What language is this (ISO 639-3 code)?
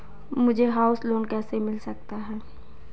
hin